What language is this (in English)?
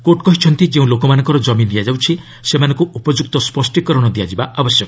Odia